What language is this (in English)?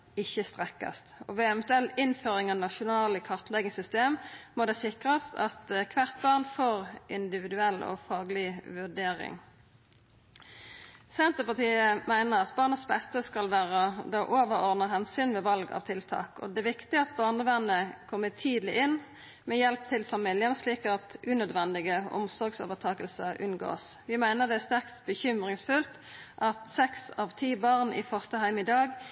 Norwegian Nynorsk